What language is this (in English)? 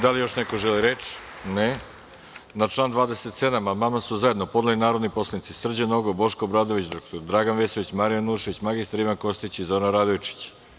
Serbian